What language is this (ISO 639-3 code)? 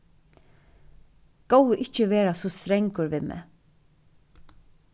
fao